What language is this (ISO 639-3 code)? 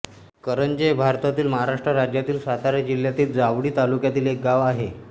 mar